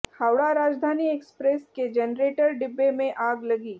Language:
Hindi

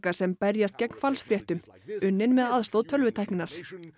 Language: Icelandic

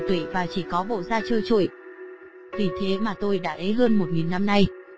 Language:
Vietnamese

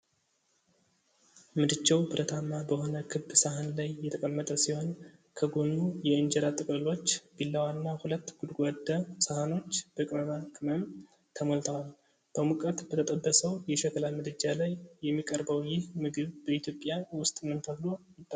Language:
Amharic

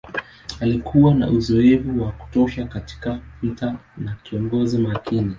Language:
Swahili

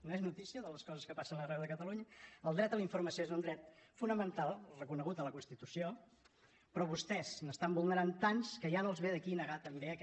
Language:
Catalan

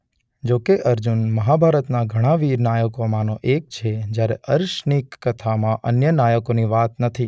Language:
Gujarati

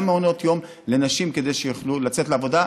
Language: Hebrew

